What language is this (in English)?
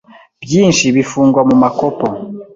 Kinyarwanda